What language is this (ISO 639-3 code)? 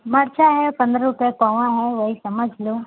hin